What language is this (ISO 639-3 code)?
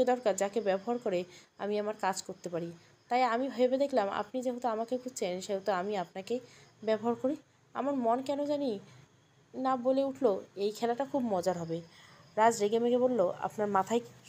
ben